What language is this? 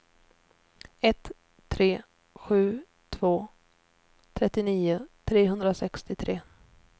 Swedish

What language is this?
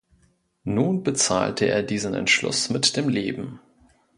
German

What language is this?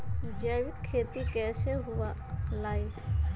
Magahi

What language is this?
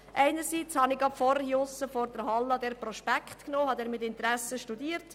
Swiss German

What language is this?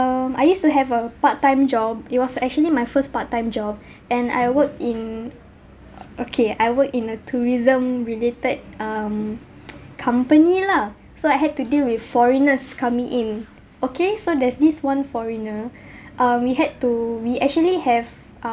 English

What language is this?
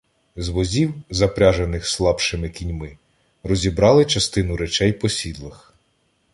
Ukrainian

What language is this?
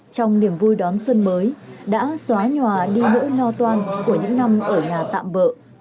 Vietnamese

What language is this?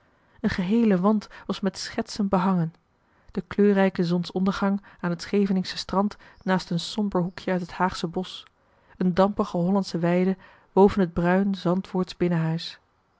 Dutch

